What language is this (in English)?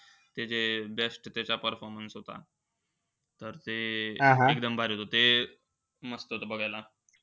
Marathi